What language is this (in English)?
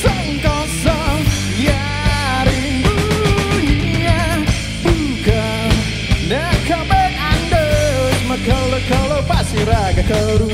Indonesian